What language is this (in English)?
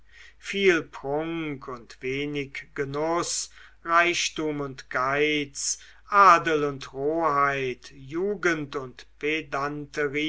German